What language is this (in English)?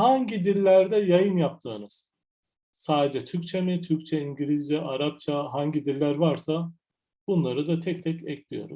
Turkish